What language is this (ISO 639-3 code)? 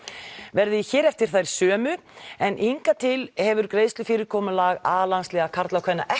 isl